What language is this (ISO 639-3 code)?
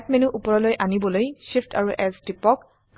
asm